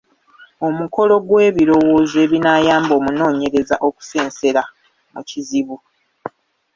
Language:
Ganda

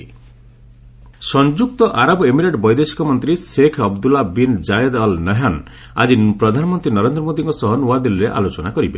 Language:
Odia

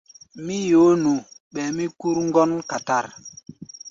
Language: Gbaya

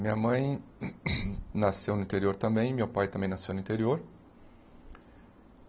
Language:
Portuguese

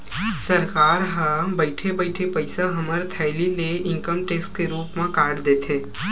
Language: Chhattisgarhi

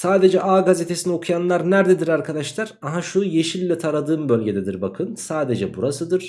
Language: Turkish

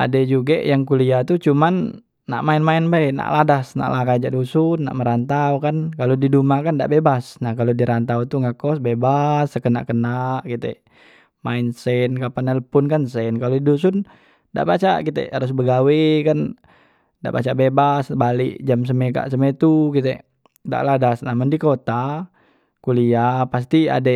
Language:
Musi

